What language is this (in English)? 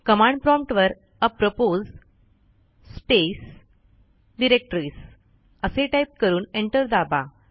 Marathi